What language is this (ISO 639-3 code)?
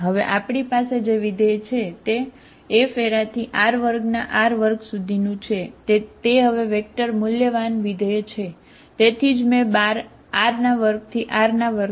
guj